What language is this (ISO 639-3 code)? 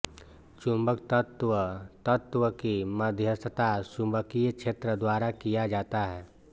hin